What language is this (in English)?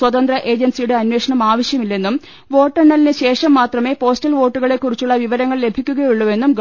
Malayalam